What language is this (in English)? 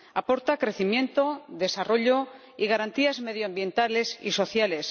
Spanish